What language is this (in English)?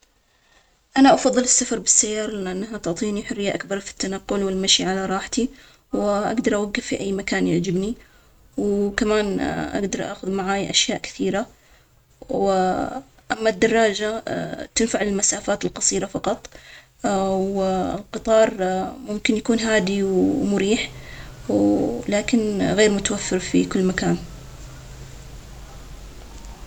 Omani Arabic